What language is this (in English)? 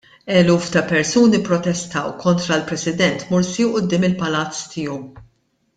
Maltese